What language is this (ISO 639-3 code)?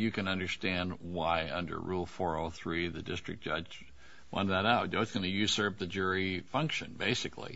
eng